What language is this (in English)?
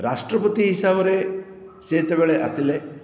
Odia